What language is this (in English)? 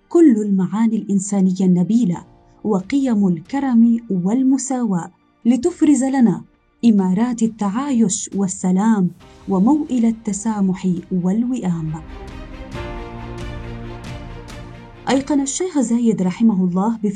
Arabic